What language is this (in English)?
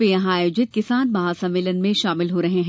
Hindi